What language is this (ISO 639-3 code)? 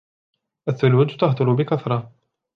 ara